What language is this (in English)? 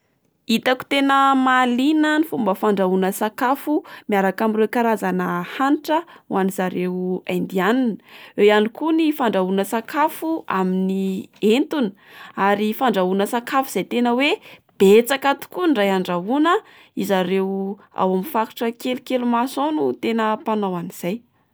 Malagasy